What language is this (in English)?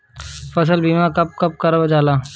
Bhojpuri